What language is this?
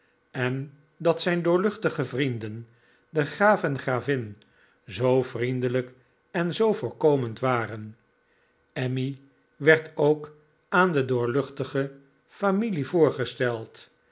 Dutch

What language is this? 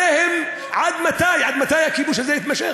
Hebrew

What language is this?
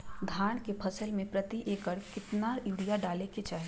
Magahi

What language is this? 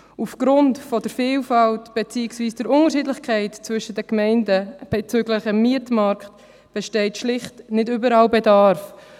Swiss German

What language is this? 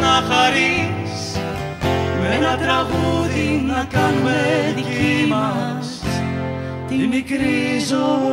Greek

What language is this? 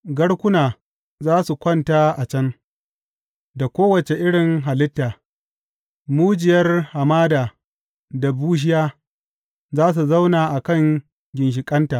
Hausa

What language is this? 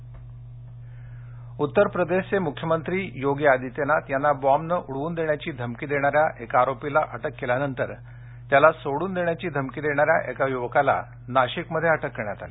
Marathi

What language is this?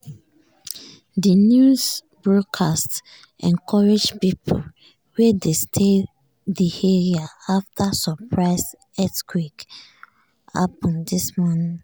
Nigerian Pidgin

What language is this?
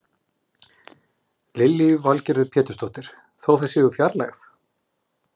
Icelandic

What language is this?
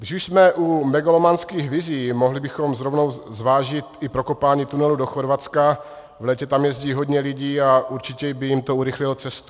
Czech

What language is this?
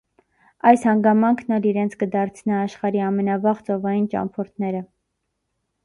Armenian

